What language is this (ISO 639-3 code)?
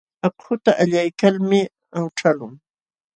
qxw